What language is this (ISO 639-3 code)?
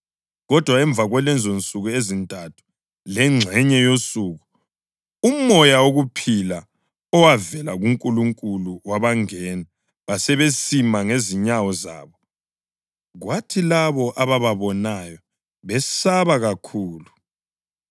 nde